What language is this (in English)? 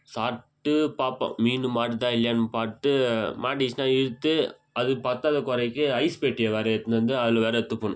Tamil